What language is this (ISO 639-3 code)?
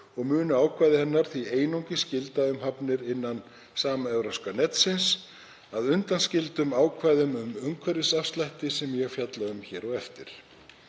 isl